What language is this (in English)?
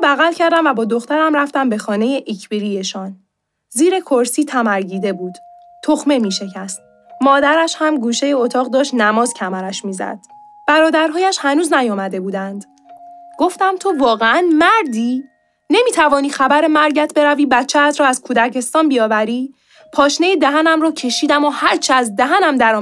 Persian